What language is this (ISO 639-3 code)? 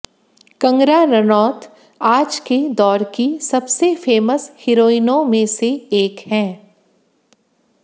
hin